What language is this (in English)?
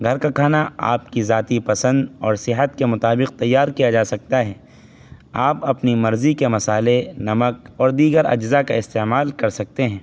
Urdu